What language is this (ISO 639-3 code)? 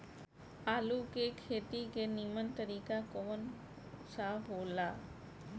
bho